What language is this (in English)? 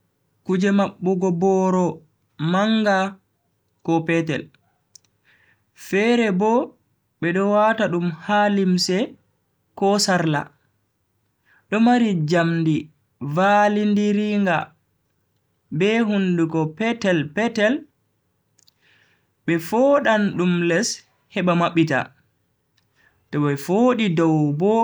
Bagirmi Fulfulde